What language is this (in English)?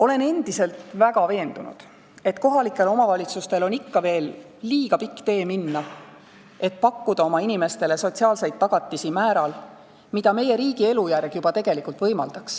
Estonian